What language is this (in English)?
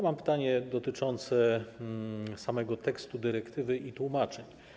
Polish